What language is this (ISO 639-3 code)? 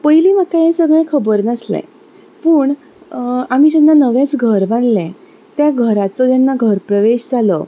kok